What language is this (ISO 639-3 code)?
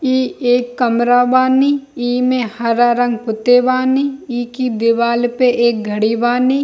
hin